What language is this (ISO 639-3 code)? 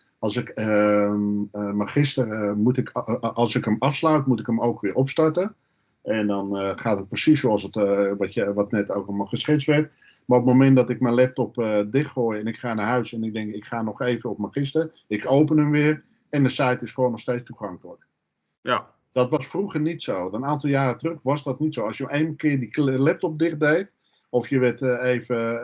nld